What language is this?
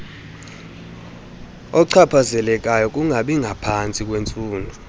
Xhosa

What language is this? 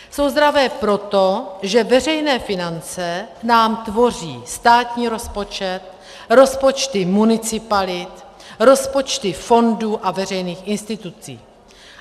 Czech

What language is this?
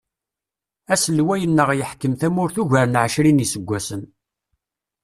Kabyle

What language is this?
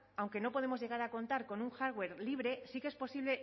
Spanish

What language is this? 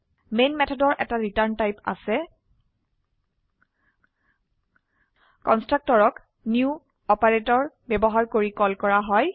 Assamese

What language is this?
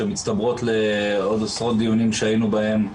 Hebrew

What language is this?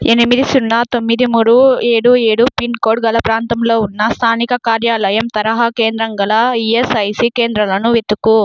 Telugu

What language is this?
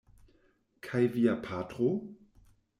Esperanto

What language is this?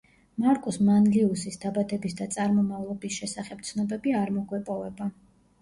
Georgian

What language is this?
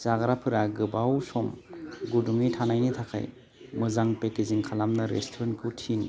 Bodo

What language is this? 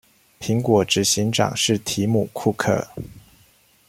Chinese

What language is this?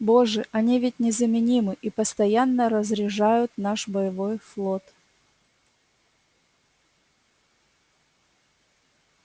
Russian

